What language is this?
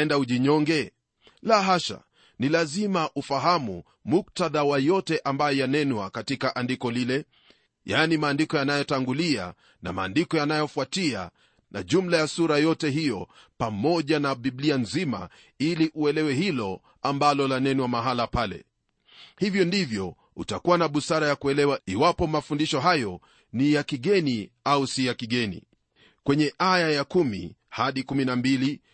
Swahili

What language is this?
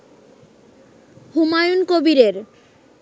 Bangla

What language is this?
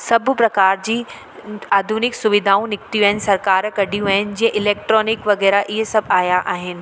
Sindhi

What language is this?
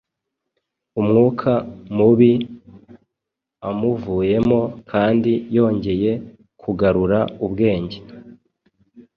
Kinyarwanda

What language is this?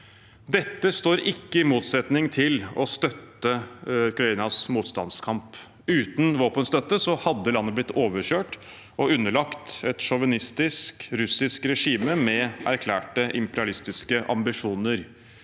Norwegian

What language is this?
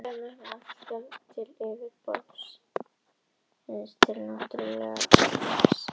Icelandic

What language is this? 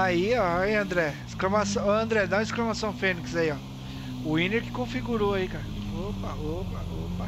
Portuguese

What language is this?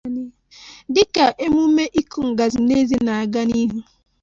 Igbo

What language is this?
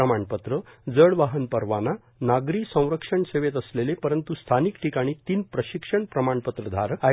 Marathi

